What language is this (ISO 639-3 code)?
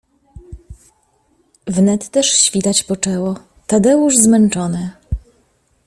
pol